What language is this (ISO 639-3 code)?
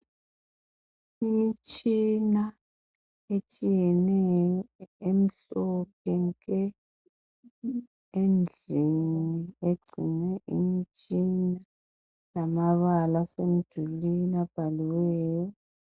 nde